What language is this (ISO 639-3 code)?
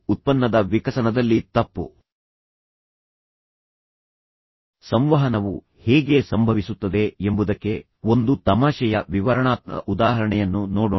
kan